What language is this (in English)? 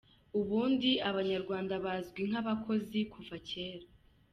Kinyarwanda